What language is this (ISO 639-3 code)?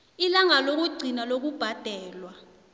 nbl